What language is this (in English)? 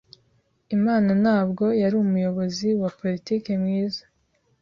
Kinyarwanda